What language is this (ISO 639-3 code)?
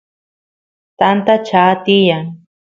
qus